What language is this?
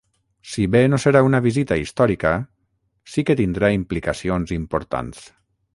Catalan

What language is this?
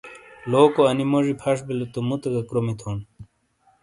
Shina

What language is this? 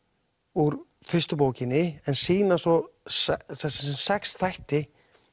Icelandic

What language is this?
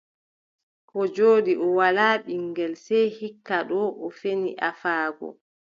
Adamawa Fulfulde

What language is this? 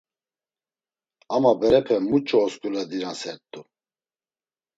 Laz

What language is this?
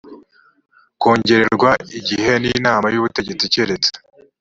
Kinyarwanda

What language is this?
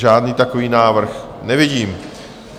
Czech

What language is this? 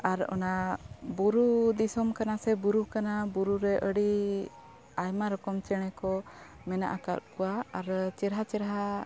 Santali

